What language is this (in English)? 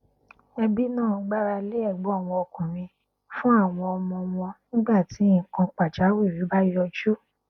Yoruba